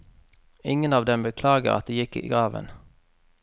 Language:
Norwegian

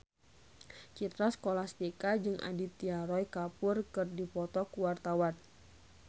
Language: Sundanese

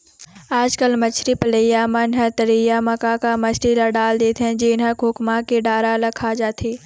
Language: Chhattisgarhi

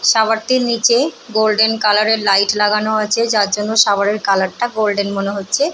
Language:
Bangla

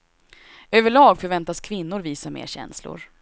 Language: Swedish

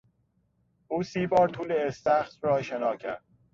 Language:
Persian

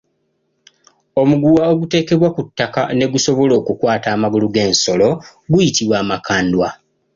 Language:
Ganda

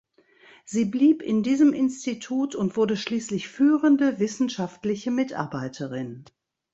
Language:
German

